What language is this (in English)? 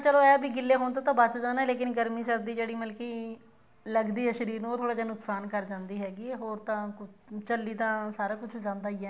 Punjabi